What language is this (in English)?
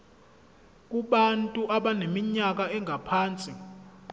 Zulu